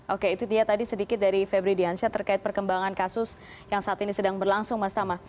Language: Indonesian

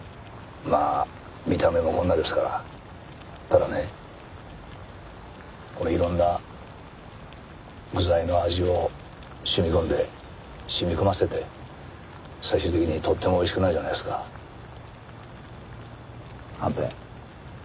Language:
Japanese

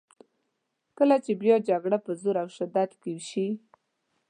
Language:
Pashto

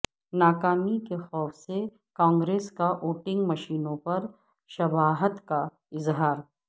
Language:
Urdu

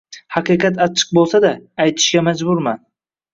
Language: Uzbek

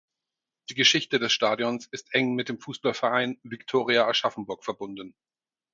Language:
German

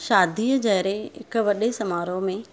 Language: Sindhi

